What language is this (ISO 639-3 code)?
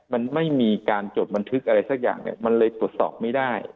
tha